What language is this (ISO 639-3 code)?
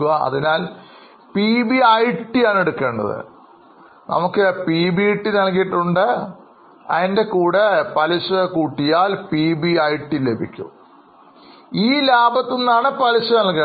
mal